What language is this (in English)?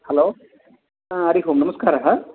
Sanskrit